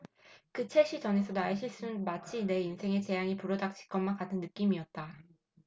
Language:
Korean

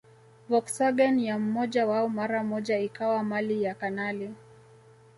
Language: Swahili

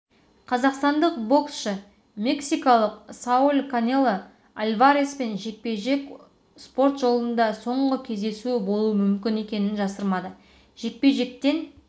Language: Kazakh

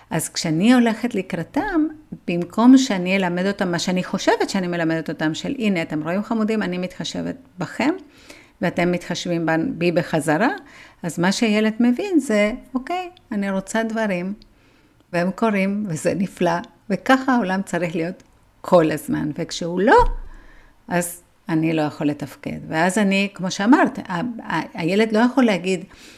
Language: Hebrew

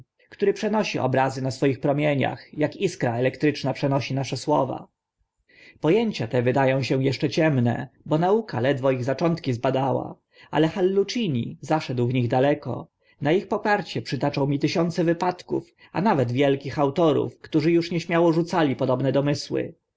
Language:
Polish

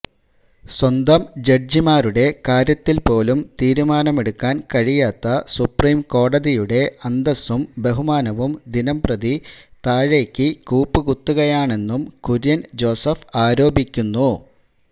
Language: Malayalam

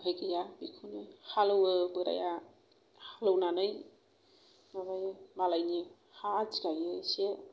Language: Bodo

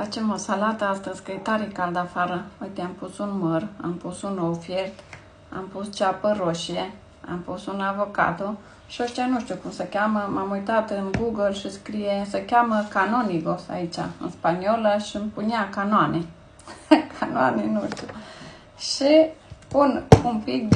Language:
Romanian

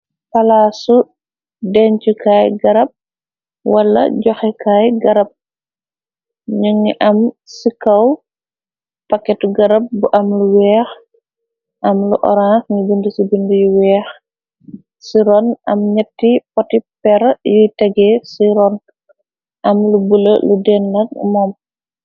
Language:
Wolof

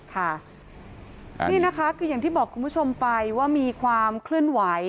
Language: Thai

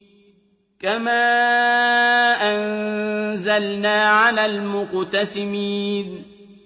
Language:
Arabic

